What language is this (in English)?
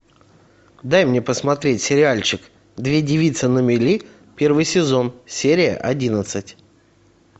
Russian